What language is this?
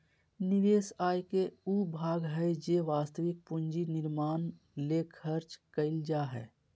Magahi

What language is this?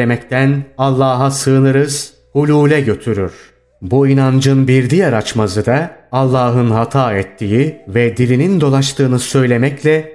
Turkish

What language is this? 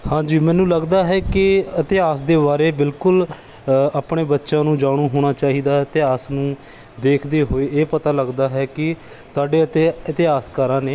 Punjabi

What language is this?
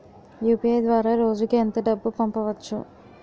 Telugu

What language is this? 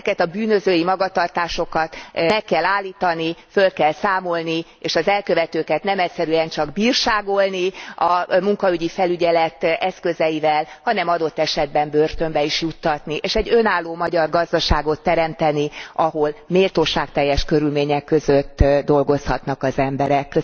Hungarian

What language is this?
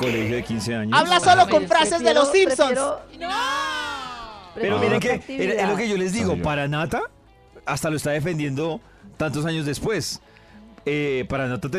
Spanish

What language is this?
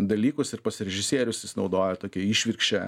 Lithuanian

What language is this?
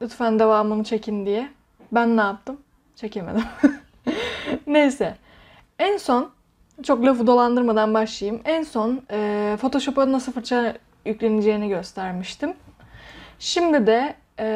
Turkish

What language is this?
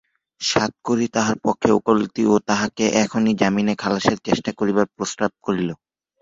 Bangla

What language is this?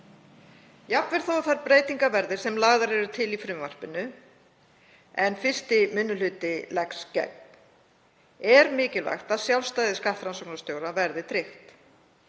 Icelandic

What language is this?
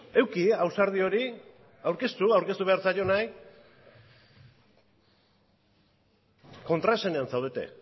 Basque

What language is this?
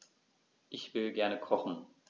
German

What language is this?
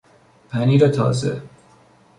Persian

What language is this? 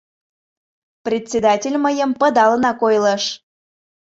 Mari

